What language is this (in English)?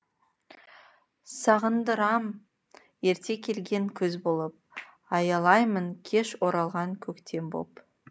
Kazakh